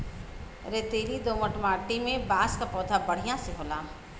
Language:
Bhojpuri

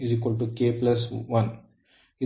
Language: Kannada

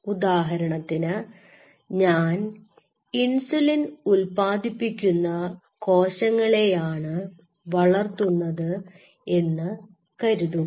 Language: Malayalam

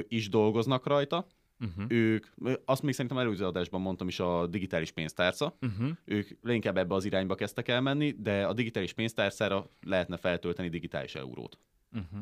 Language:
Hungarian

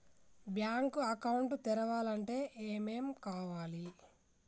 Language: Telugu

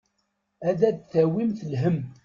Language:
Kabyle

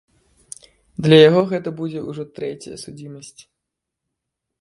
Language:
Belarusian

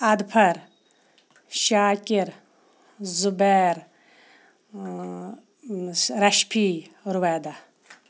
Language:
Kashmiri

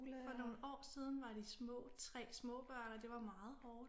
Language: Danish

